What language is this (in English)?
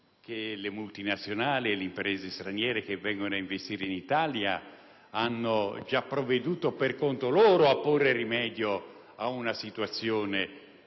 Italian